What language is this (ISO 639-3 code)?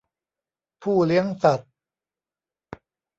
tha